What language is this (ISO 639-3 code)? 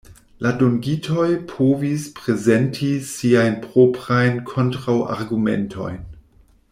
epo